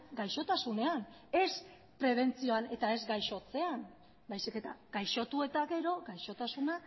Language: Basque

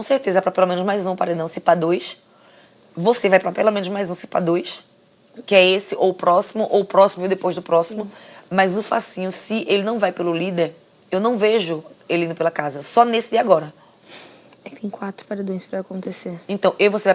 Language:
Portuguese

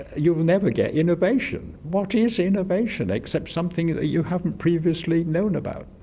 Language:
English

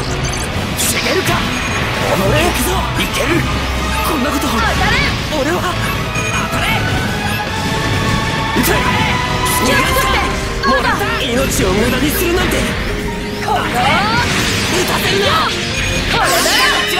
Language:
Japanese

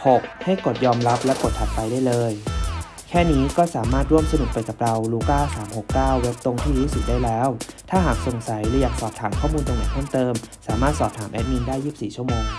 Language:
Thai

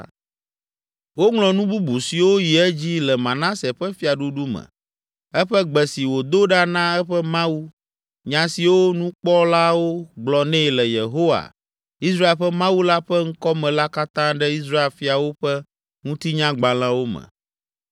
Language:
Ewe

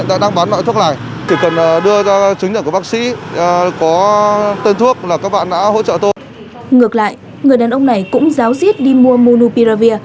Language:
Vietnamese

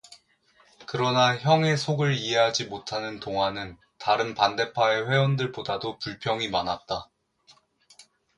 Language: Korean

